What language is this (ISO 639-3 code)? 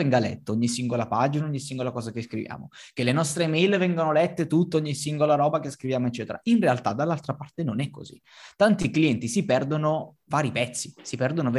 ita